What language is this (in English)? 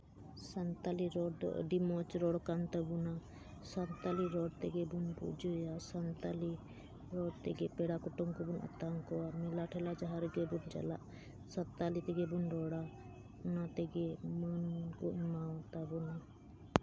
Santali